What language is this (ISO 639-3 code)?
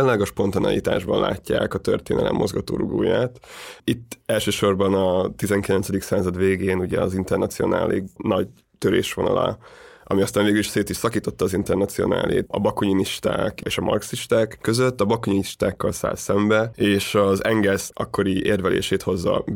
hun